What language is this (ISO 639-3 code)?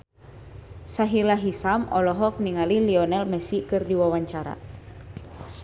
sun